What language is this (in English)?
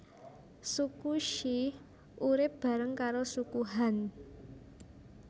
Javanese